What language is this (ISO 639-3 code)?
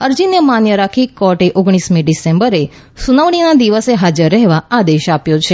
guj